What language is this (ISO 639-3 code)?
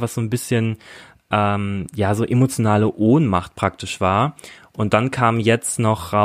deu